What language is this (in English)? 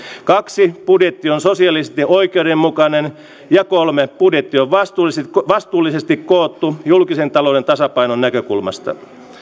Finnish